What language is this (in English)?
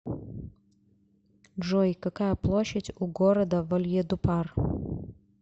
Russian